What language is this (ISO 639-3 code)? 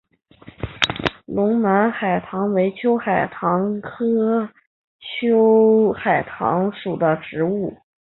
zho